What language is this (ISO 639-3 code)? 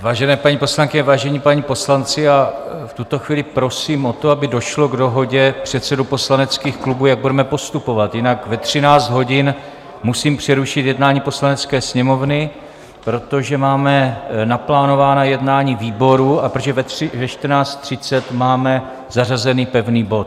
ces